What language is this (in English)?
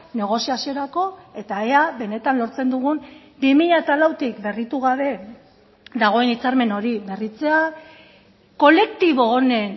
Basque